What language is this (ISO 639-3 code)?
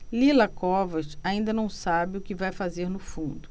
por